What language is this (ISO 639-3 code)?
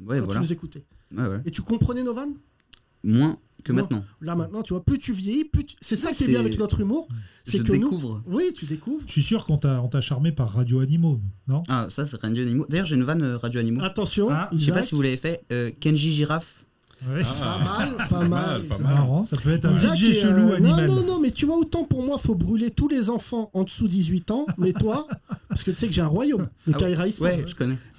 fra